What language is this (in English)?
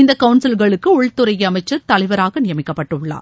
Tamil